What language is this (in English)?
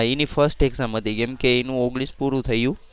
Gujarati